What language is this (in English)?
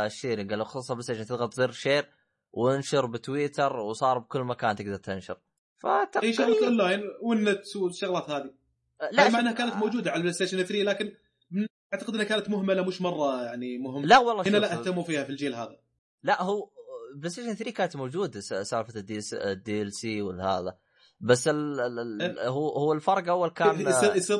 Arabic